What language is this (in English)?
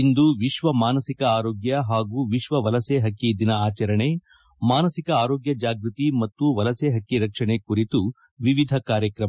Kannada